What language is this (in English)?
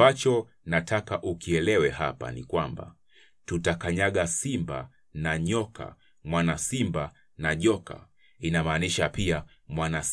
Swahili